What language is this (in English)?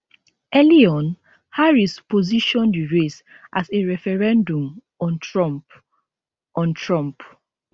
Nigerian Pidgin